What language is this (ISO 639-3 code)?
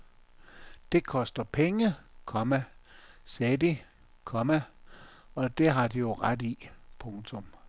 dan